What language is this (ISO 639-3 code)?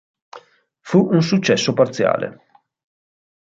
ita